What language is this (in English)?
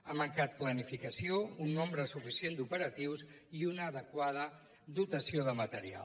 Catalan